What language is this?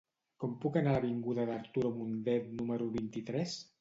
Catalan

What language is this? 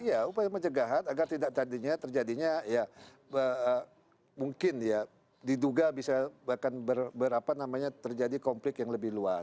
Indonesian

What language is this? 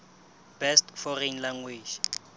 Southern Sotho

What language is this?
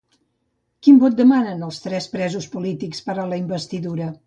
Catalan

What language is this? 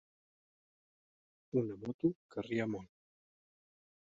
Catalan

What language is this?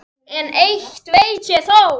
Icelandic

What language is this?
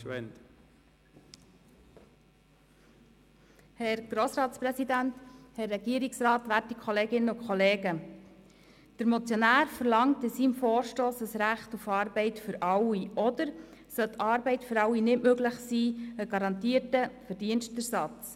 Swiss German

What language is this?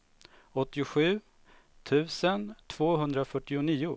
Swedish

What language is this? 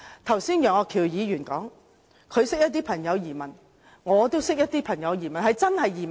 Cantonese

